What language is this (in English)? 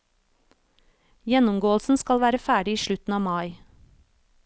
Norwegian